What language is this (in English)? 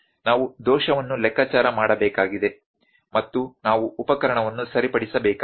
Kannada